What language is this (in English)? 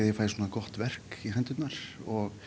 Icelandic